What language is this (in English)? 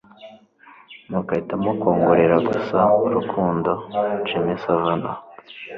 Kinyarwanda